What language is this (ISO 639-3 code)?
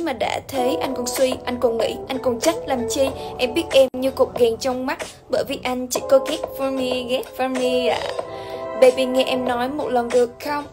vie